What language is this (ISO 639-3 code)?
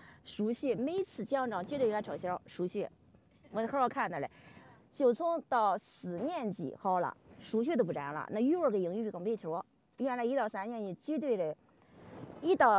zho